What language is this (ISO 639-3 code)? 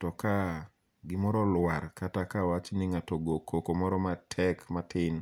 luo